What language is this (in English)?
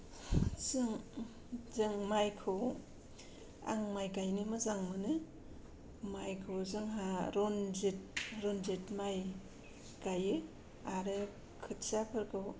Bodo